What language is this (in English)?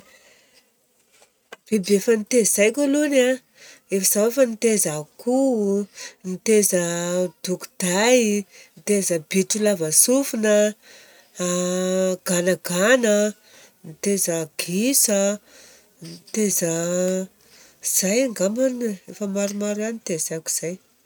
Southern Betsimisaraka Malagasy